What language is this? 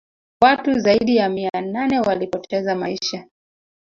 Swahili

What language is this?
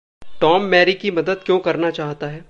Hindi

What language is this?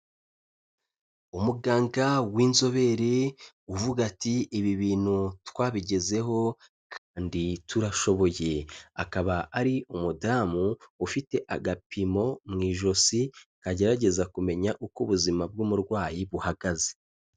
Kinyarwanda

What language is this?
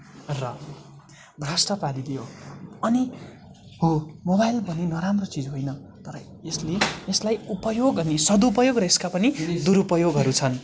Nepali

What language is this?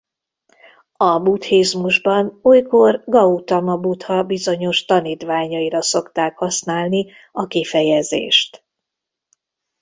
Hungarian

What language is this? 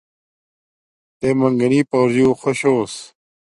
Domaaki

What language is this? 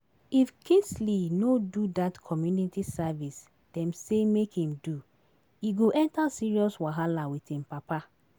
Nigerian Pidgin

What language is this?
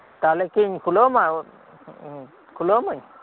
Santali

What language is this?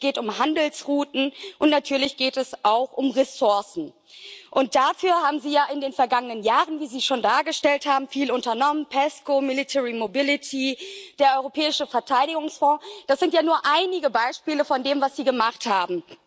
German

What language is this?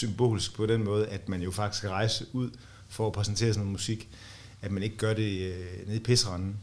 Danish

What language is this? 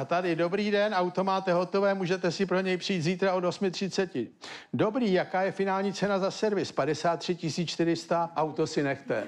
Czech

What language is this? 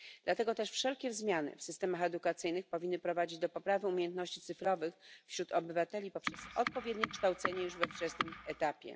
Polish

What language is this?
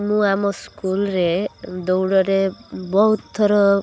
Odia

